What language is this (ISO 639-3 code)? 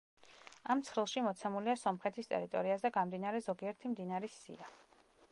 kat